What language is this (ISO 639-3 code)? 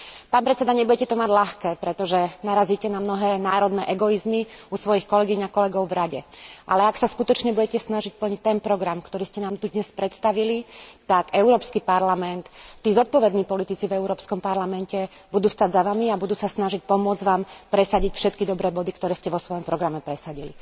slk